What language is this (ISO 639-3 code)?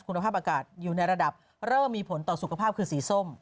tha